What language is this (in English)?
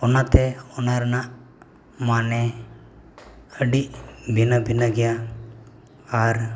Santali